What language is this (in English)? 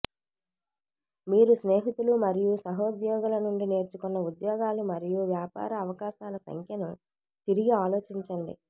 Telugu